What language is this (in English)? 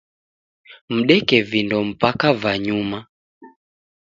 Taita